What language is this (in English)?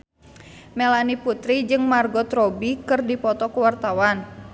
Sundanese